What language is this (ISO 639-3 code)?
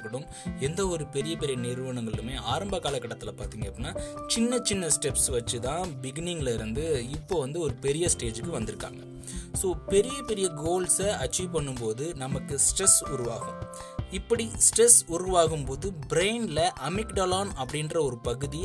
tam